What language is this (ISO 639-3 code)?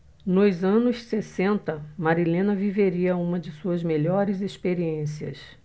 por